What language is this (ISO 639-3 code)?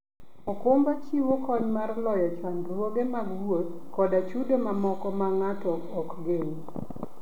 luo